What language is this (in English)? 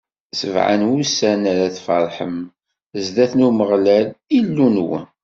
Kabyle